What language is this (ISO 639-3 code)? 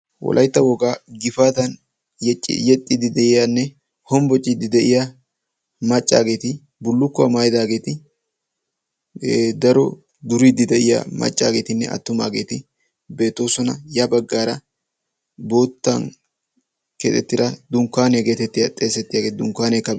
wal